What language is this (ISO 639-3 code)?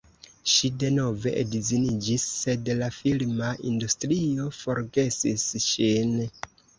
epo